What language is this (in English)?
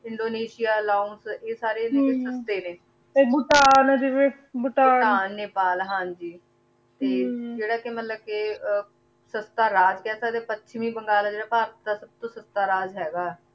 Punjabi